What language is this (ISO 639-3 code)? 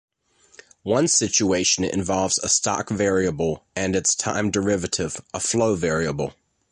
eng